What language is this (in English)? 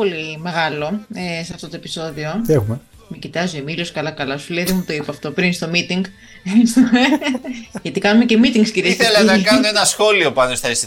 Greek